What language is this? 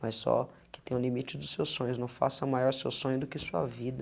Portuguese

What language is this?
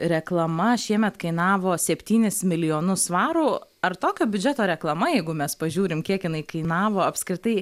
Lithuanian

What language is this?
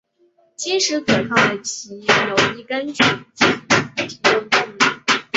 Chinese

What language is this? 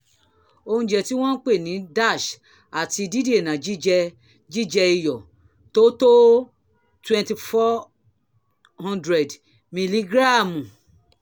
Yoruba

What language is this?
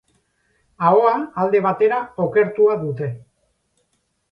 Basque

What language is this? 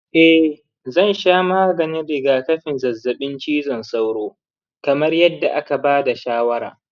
Hausa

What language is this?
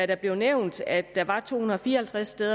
Danish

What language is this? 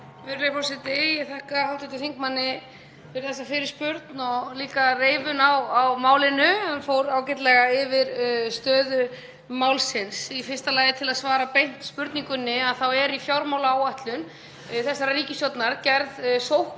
Icelandic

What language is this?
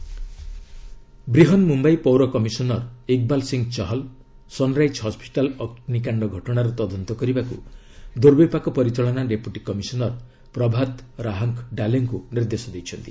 Odia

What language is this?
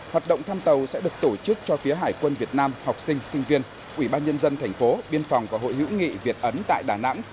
Vietnamese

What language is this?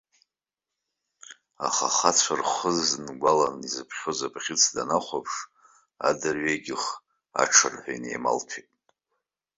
Abkhazian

